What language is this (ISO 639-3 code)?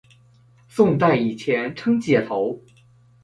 zho